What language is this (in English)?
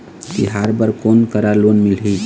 Chhattisgarhi